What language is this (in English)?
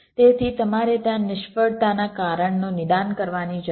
Gujarati